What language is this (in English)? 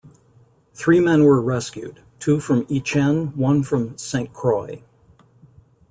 English